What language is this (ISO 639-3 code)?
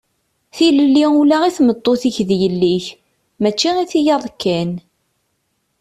kab